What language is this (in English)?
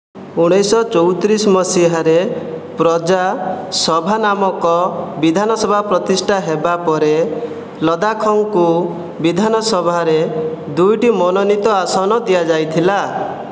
Odia